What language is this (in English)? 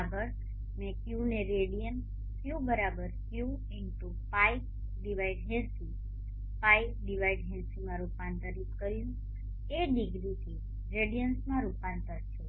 Gujarati